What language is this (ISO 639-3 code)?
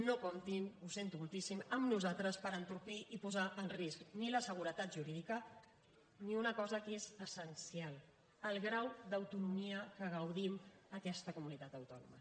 cat